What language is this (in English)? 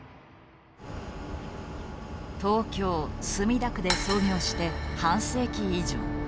Japanese